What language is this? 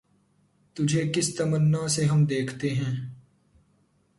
Urdu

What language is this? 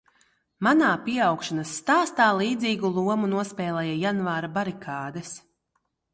Latvian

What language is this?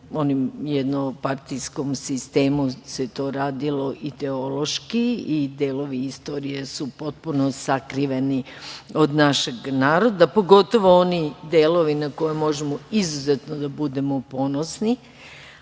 Serbian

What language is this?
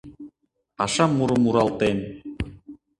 Mari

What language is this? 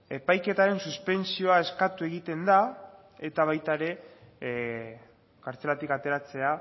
Basque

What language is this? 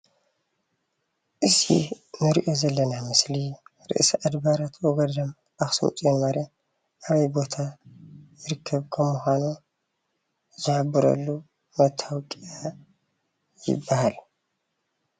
Tigrinya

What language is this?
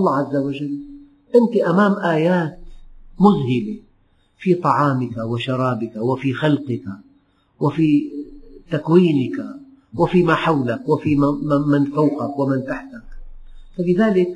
Arabic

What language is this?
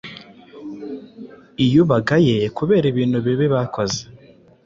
Kinyarwanda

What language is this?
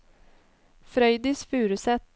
Norwegian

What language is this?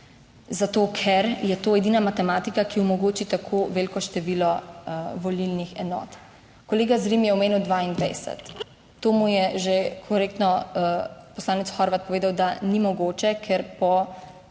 Slovenian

